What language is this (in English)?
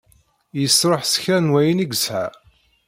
Kabyle